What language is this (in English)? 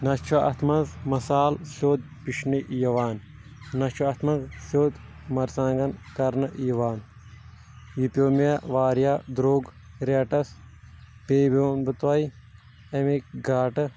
Kashmiri